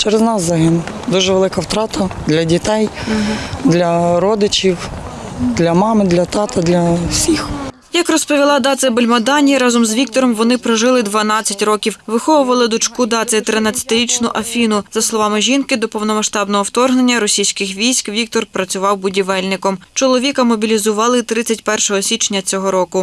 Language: Ukrainian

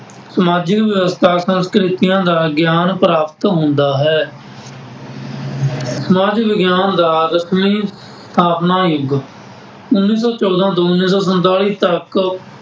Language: Punjabi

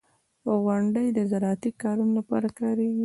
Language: Pashto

